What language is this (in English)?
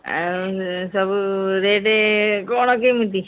Odia